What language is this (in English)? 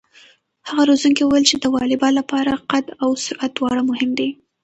Pashto